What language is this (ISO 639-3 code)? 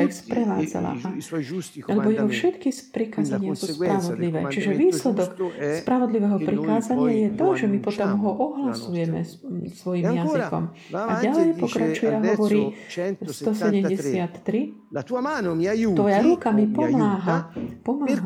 slk